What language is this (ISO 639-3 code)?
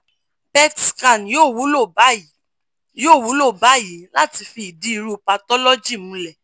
yor